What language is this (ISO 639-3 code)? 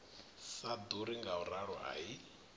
ven